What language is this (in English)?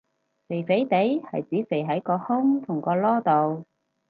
Cantonese